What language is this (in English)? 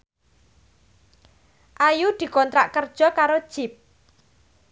Javanese